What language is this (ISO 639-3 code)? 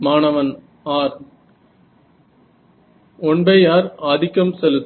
tam